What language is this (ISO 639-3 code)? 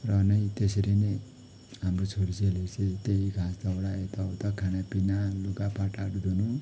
nep